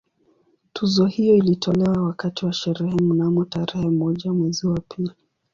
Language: Swahili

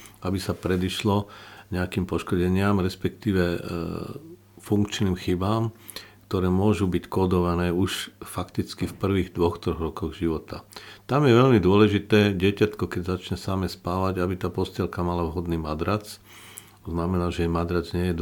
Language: Slovak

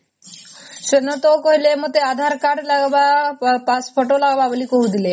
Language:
Odia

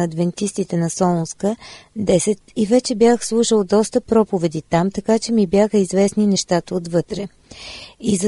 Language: Bulgarian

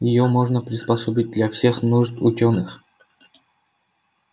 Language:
Russian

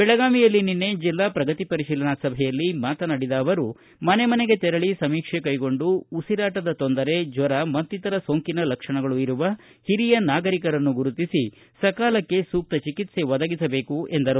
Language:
Kannada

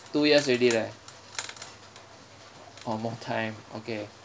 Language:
English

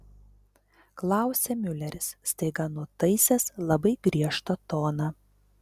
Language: Lithuanian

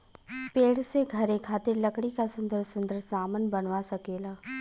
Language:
Bhojpuri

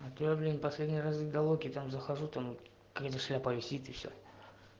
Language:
Russian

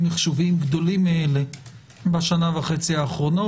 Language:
Hebrew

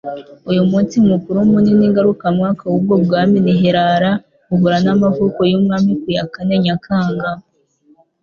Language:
Kinyarwanda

